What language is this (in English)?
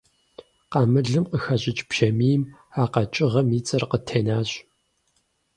Kabardian